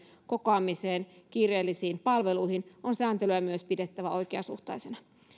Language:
Finnish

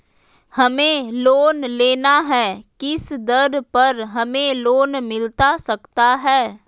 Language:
Magahi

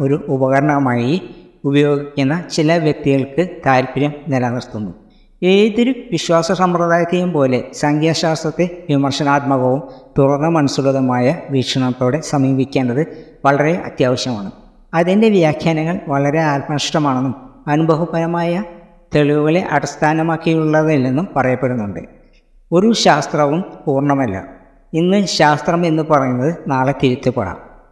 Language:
Malayalam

